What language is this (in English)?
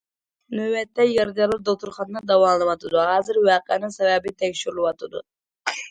Uyghur